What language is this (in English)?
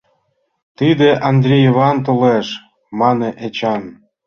Mari